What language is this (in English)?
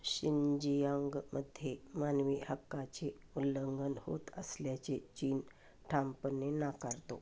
Marathi